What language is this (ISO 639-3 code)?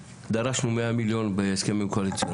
heb